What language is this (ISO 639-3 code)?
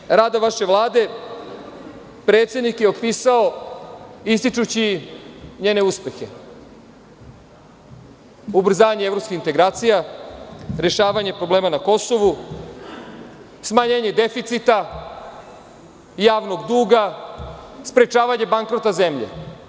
srp